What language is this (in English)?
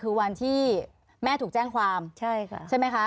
Thai